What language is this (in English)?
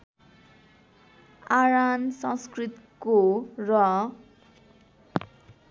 Nepali